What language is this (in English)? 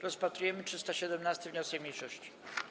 Polish